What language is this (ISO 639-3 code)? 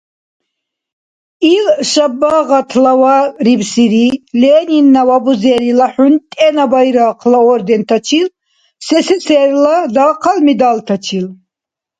dar